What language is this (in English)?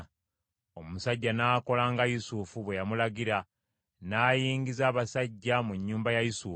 Ganda